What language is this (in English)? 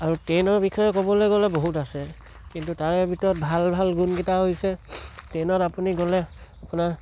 Assamese